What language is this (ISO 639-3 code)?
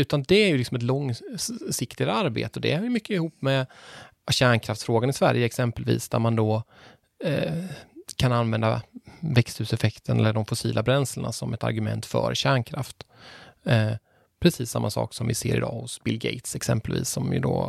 swe